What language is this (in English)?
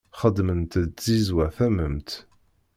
Kabyle